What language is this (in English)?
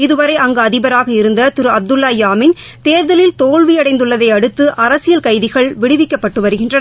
Tamil